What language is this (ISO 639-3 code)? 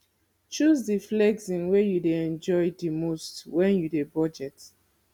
pcm